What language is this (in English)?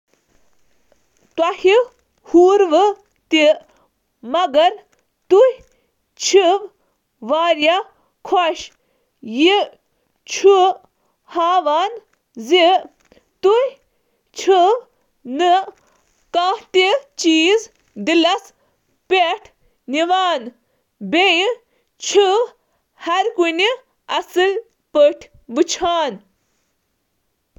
Kashmiri